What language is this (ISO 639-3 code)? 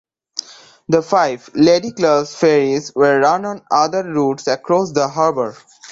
eng